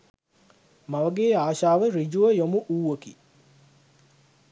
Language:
Sinhala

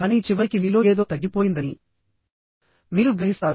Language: Telugu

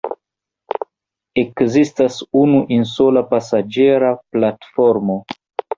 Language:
Esperanto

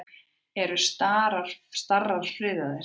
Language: Icelandic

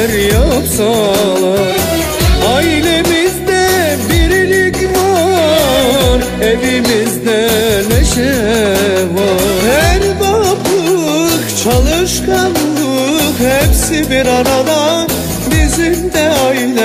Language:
Turkish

